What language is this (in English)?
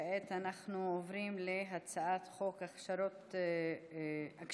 Hebrew